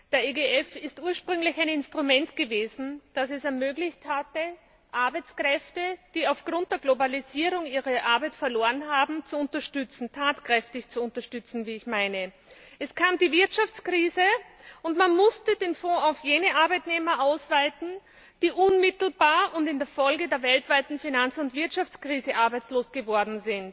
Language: German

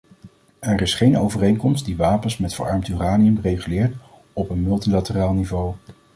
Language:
Dutch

